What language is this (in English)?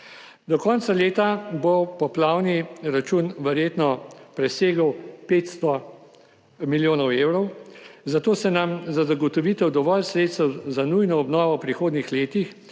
Slovenian